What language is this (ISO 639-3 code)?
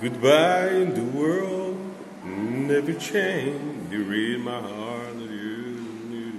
por